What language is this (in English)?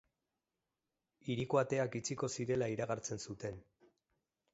Basque